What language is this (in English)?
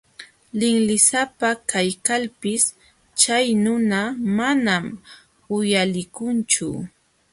Jauja Wanca Quechua